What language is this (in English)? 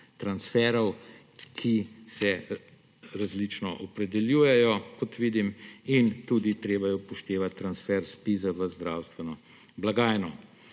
Slovenian